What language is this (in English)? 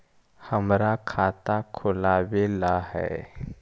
Magahi